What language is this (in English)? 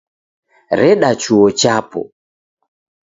Taita